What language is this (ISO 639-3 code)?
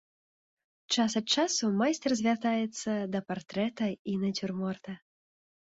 bel